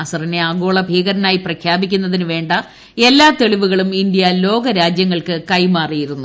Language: Malayalam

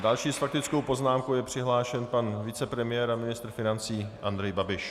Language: Czech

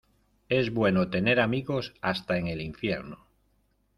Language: Spanish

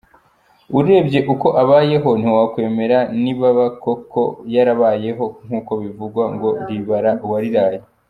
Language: Kinyarwanda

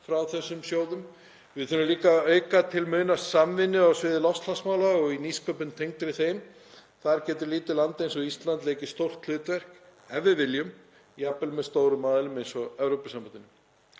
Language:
Icelandic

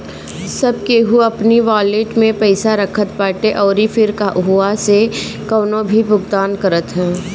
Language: Bhojpuri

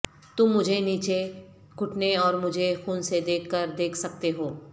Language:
Urdu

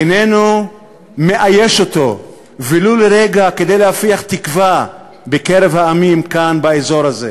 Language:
Hebrew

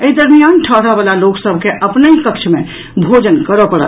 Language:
Maithili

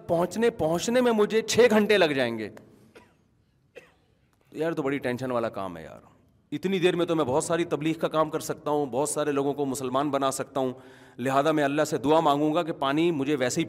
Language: Urdu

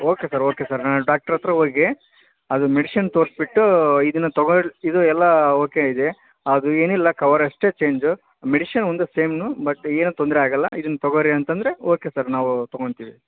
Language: Kannada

